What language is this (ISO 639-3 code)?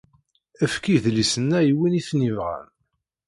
kab